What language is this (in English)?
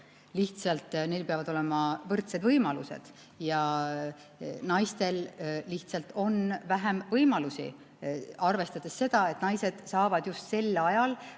Estonian